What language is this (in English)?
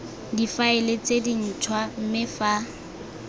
Tswana